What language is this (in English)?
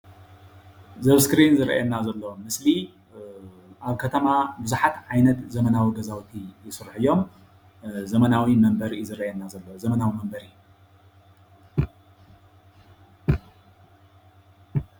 Tigrinya